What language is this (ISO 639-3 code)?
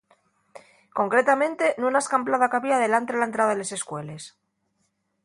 ast